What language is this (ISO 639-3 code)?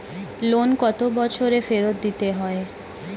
ben